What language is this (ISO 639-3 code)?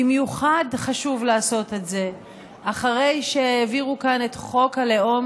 heb